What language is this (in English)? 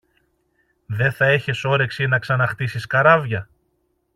Greek